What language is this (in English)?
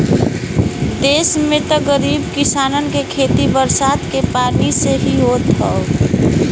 Bhojpuri